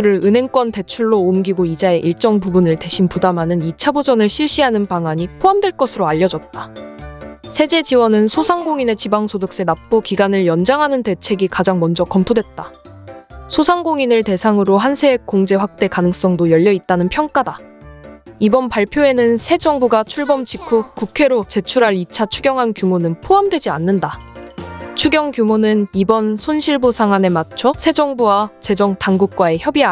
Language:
Korean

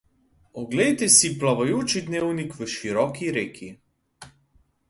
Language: Slovenian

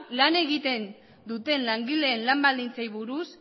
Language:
Basque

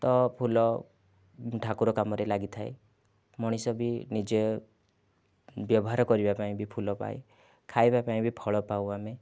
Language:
Odia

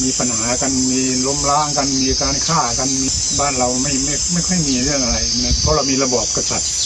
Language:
Thai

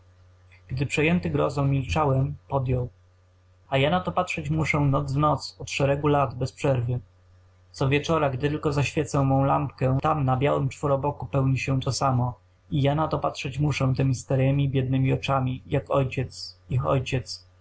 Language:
Polish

